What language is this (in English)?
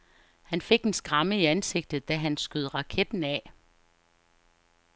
Danish